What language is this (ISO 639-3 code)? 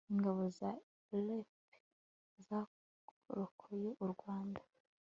kin